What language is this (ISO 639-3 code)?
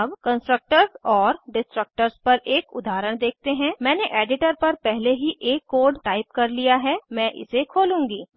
hin